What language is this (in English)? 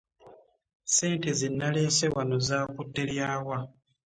Ganda